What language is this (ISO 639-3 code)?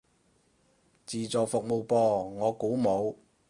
yue